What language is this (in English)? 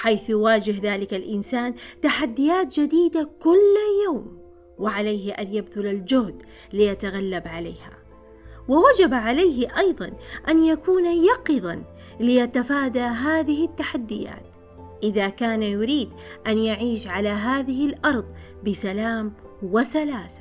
Arabic